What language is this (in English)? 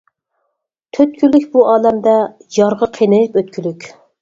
Uyghur